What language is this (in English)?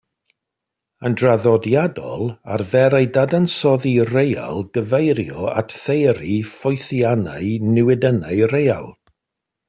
Welsh